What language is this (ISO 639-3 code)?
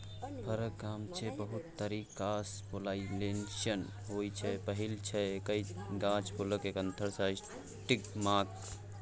mai